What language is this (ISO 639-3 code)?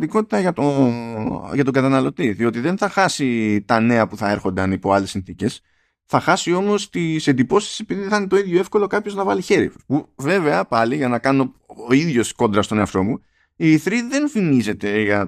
ell